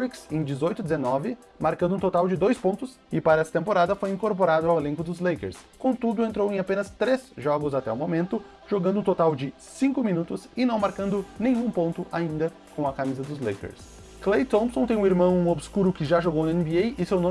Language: Portuguese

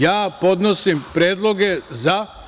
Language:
Serbian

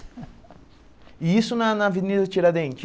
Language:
Portuguese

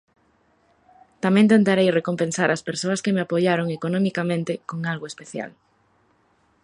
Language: Galician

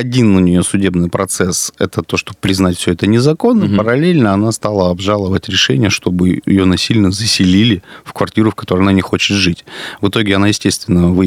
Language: Russian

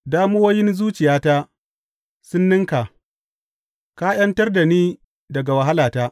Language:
Hausa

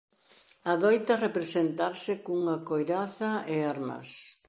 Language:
Galician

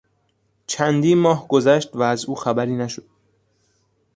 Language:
Persian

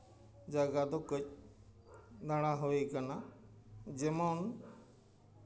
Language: Santali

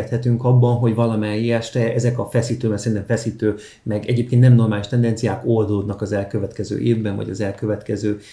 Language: Hungarian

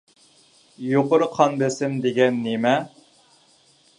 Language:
Uyghur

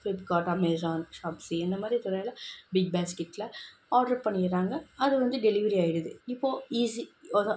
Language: Tamil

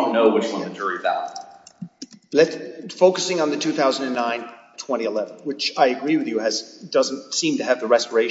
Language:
English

